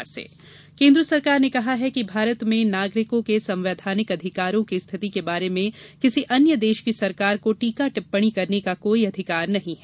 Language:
Hindi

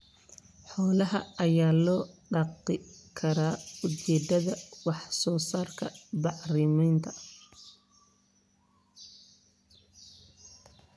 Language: Somali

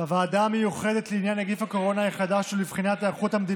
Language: Hebrew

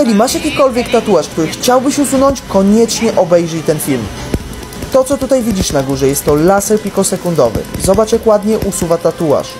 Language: Polish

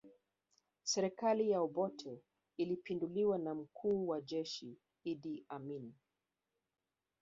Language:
Swahili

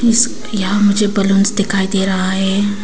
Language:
Hindi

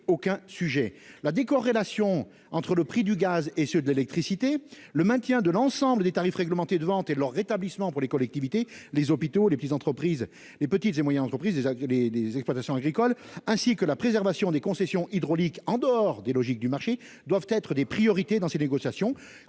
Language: French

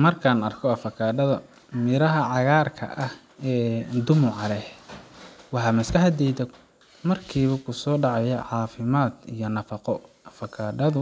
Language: Somali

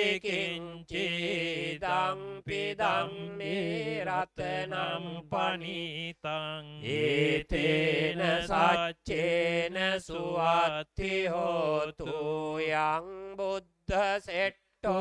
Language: Thai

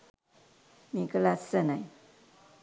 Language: Sinhala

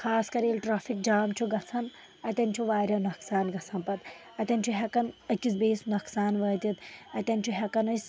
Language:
Kashmiri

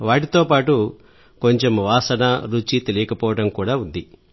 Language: Telugu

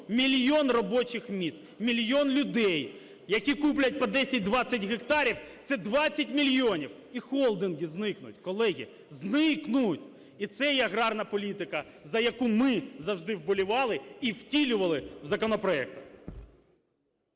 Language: Ukrainian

